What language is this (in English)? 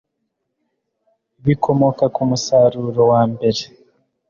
Kinyarwanda